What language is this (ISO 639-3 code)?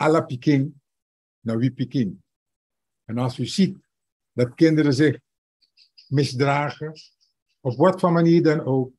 nld